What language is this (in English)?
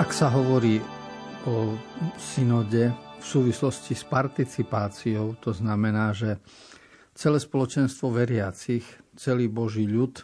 Slovak